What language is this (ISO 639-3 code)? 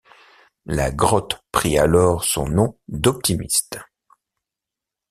fra